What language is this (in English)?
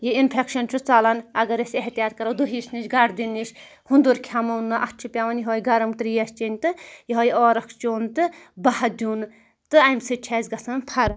Kashmiri